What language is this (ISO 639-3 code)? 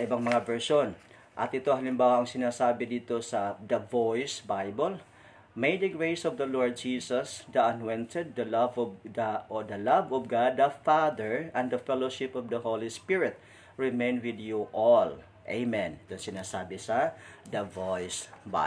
fil